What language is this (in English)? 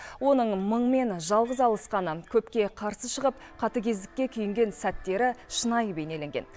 Kazakh